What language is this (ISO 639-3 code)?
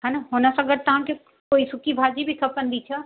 snd